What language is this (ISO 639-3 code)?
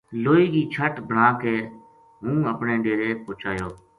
gju